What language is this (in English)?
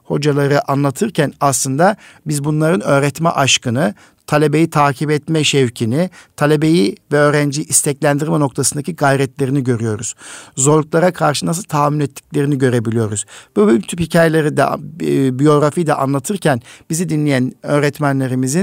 Turkish